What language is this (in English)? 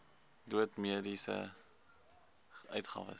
Afrikaans